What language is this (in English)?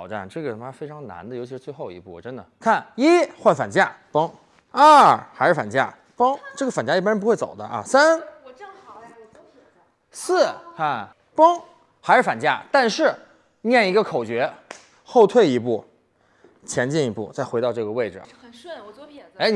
Chinese